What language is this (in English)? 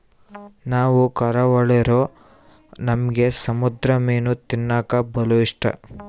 Kannada